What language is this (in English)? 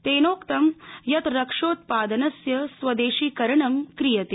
Sanskrit